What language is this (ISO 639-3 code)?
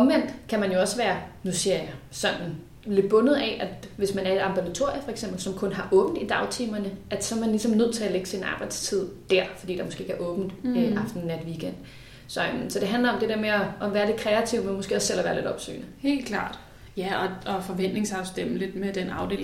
dan